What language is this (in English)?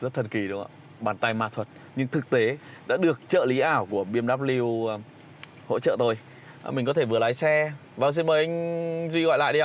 Vietnamese